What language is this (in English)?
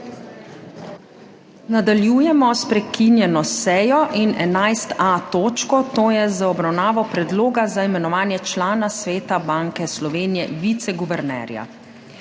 Slovenian